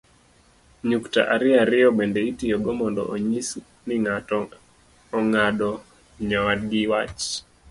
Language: Luo (Kenya and Tanzania)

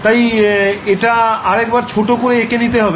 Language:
Bangla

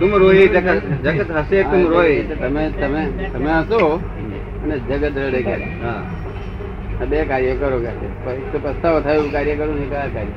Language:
Gujarati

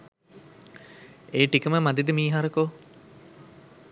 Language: Sinhala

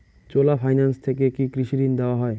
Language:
Bangla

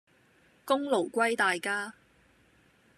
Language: Cantonese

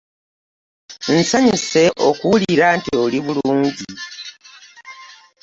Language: Ganda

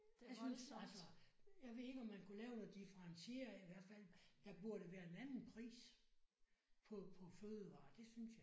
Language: Danish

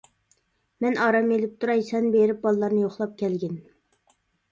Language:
Uyghur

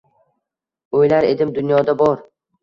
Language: Uzbek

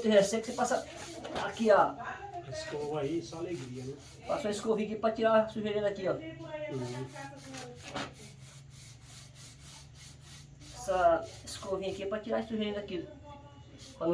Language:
Portuguese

